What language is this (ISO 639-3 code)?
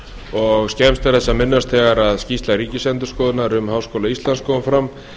isl